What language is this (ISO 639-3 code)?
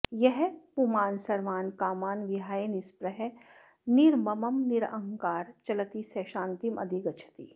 san